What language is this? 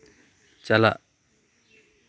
Santali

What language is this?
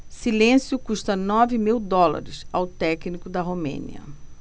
Portuguese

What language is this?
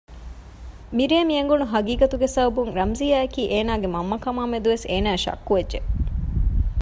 Divehi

